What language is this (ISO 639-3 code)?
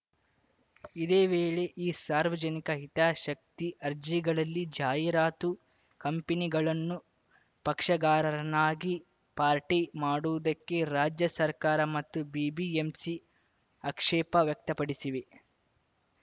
kan